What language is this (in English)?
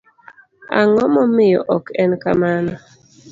Luo (Kenya and Tanzania)